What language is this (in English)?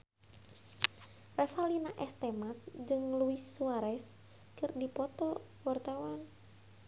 Sundanese